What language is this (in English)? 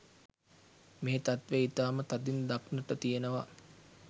Sinhala